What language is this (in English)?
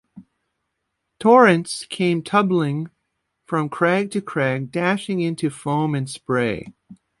English